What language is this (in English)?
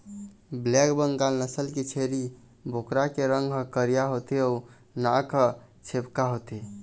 Chhattisgarhi